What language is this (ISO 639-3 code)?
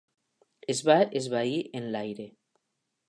cat